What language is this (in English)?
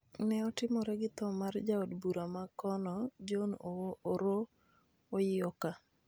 Luo (Kenya and Tanzania)